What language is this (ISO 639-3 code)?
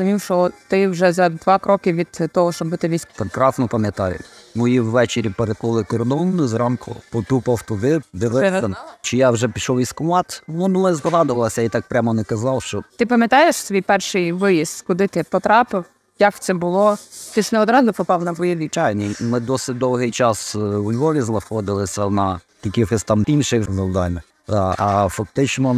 ukr